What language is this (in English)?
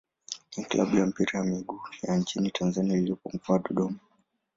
Swahili